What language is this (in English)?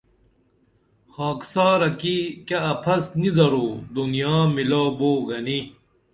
Dameli